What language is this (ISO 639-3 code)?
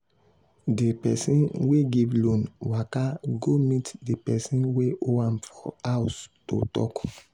pcm